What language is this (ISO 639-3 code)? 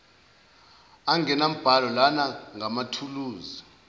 zul